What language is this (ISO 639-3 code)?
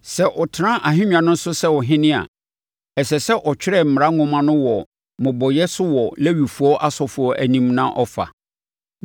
aka